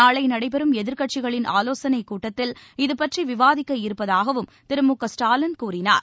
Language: Tamil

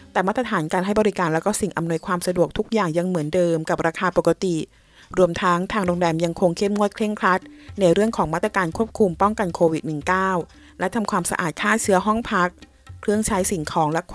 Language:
Thai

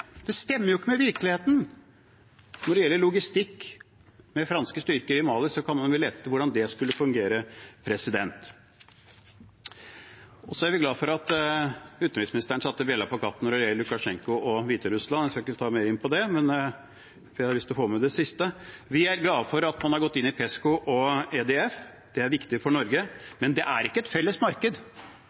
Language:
Norwegian Bokmål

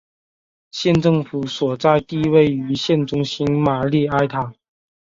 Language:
Chinese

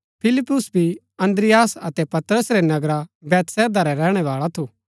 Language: Gaddi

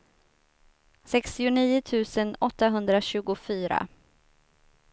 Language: Swedish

